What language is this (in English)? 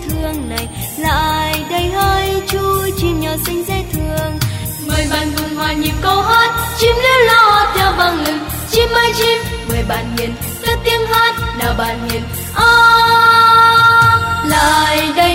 Vietnamese